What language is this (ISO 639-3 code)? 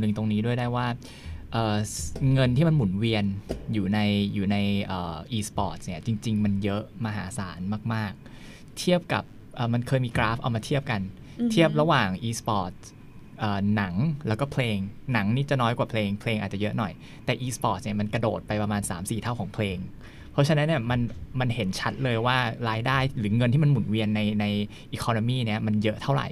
tha